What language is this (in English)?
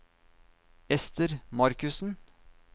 Norwegian